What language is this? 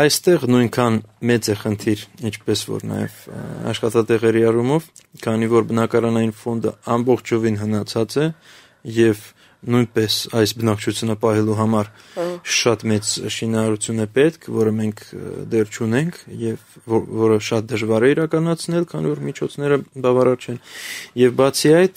Romanian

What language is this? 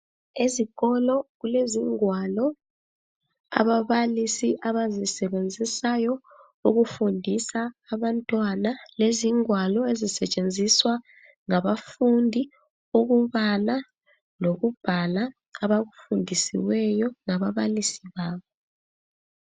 North Ndebele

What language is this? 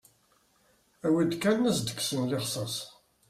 Kabyle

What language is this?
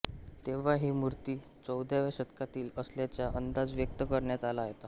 Marathi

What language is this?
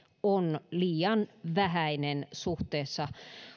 Finnish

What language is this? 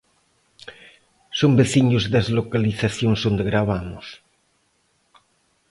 Galician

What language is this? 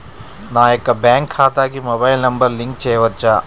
Telugu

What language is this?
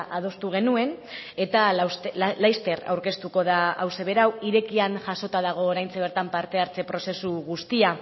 Basque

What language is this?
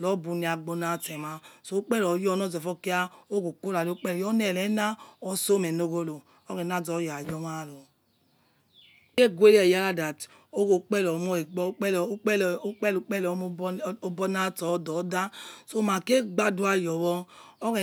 Yekhee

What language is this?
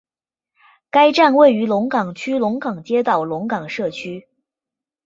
Chinese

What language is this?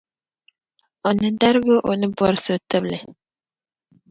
Dagbani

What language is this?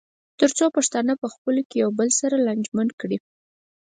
Pashto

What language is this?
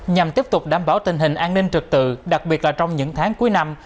Vietnamese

